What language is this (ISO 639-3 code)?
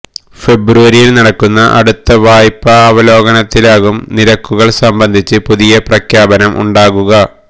mal